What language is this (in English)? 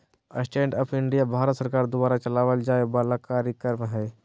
Magahi